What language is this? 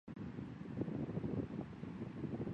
Chinese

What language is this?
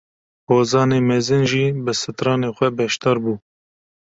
Kurdish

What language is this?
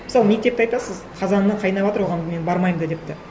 Kazakh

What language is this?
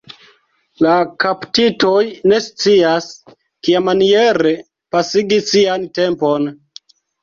Esperanto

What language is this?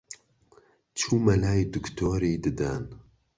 Central Kurdish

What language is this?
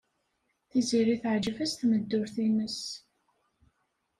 Kabyle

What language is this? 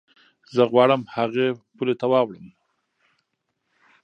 Pashto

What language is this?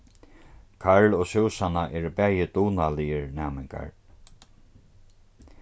Faroese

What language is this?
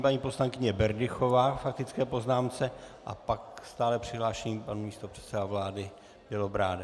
Czech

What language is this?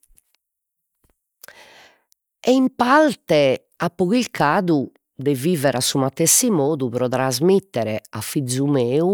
Sardinian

